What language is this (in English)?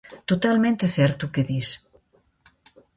Galician